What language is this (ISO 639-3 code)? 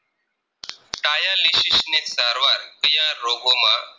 guj